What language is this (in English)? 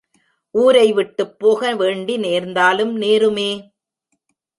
Tamil